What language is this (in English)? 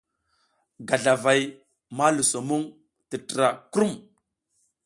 South Giziga